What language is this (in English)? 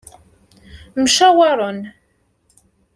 Kabyle